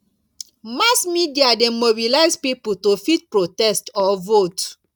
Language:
Nigerian Pidgin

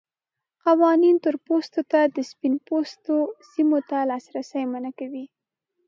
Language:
Pashto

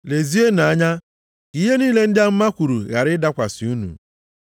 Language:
Igbo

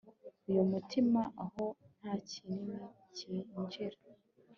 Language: Kinyarwanda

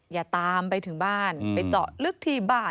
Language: Thai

